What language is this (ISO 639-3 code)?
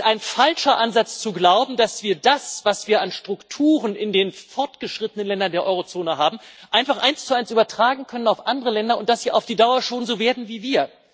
deu